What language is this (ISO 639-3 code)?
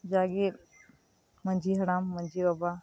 sat